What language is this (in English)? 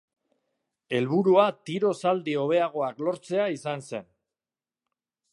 Basque